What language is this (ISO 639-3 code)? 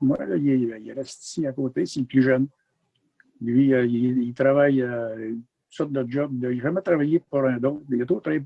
fra